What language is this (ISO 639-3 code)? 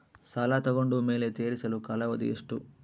kan